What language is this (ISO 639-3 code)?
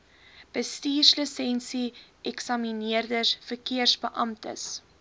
afr